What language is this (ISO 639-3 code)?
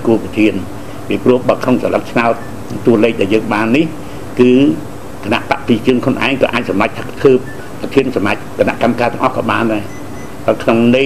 tha